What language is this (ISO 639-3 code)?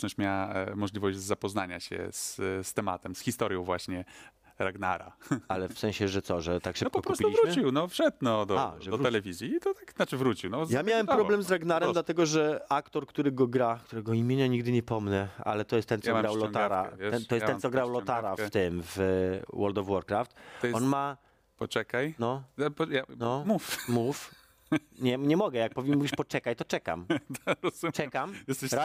pol